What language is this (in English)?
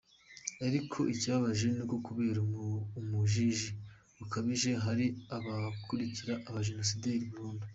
Kinyarwanda